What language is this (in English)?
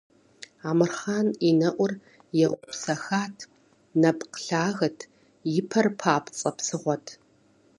Kabardian